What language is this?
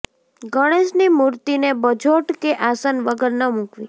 Gujarati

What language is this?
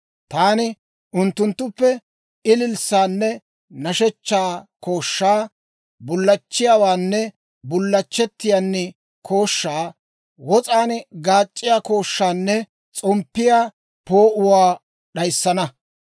Dawro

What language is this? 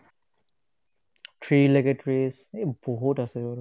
Assamese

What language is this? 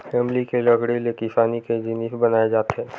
Chhattisgarhi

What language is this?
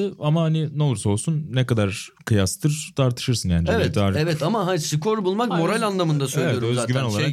Turkish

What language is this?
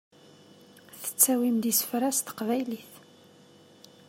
Kabyle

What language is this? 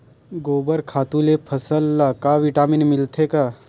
Chhattisgarhi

